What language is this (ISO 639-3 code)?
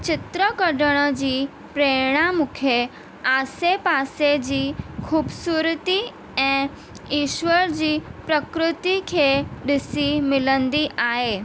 snd